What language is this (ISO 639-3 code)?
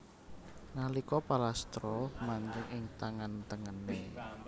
jav